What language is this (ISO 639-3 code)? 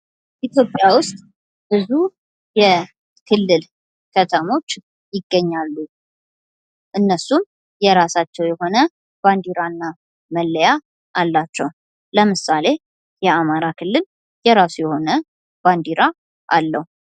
amh